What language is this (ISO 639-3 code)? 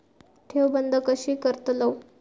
mar